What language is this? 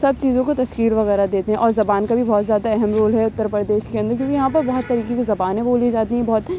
Urdu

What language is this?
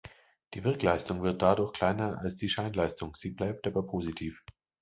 German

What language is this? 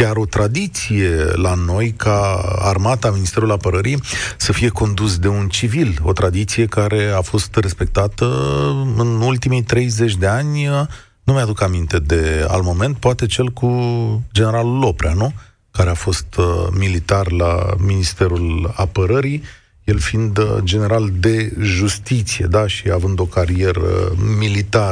Romanian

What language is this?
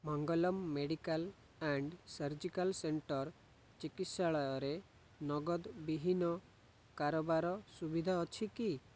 Odia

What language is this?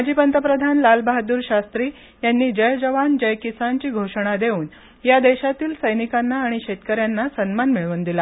Marathi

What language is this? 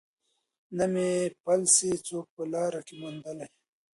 Pashto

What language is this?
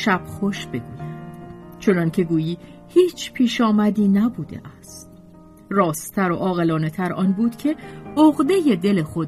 Persian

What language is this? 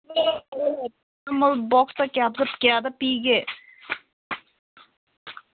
Manipuri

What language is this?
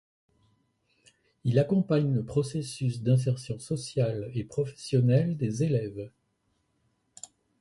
French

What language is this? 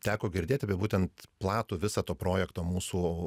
Lithuanian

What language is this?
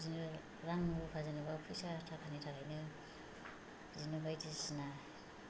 Bodo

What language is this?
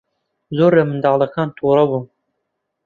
Central Kurdish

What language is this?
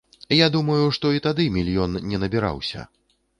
Belarusian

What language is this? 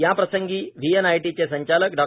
Marathi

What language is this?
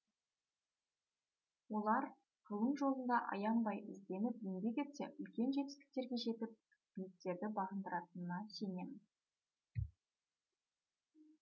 Kazakh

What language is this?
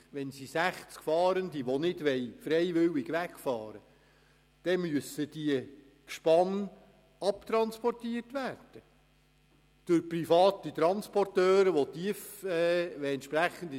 Swiss German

